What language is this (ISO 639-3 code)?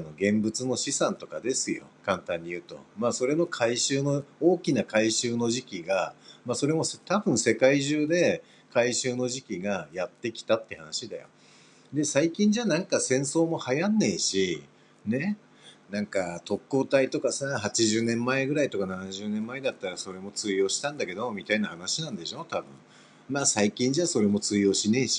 jpn